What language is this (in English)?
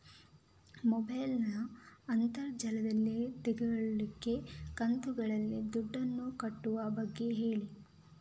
Kannada